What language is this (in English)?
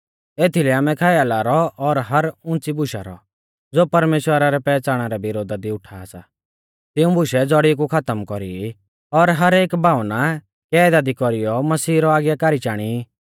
Mahasu Pahari